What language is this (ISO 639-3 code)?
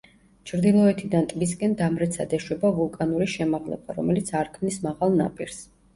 kat